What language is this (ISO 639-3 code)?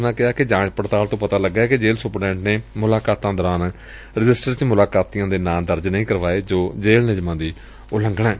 pan